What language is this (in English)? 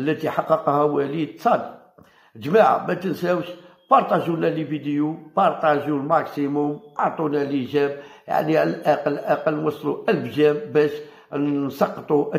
Arabic